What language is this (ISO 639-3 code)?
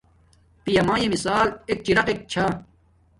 dmk